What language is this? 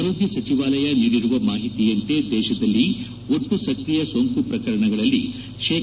Kannada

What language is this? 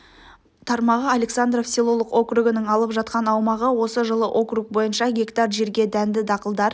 Kazakh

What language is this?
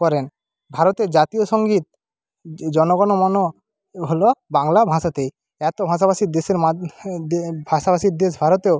Bangla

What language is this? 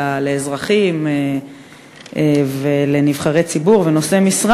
Hebrew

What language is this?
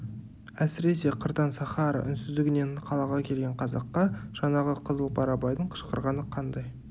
Kazakh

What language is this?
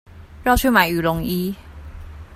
Chinese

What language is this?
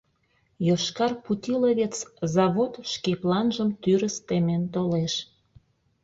Mari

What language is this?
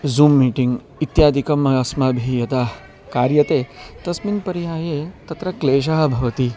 Sanskrit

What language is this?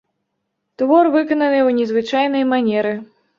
Belarusian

